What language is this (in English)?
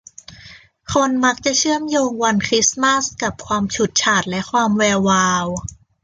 Thai